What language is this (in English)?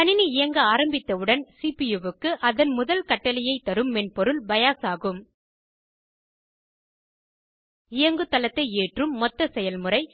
Tamil